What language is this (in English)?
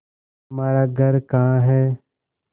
Hindi